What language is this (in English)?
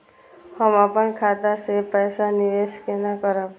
Maithili